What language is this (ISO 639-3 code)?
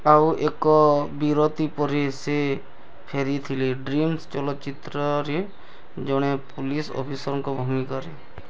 ori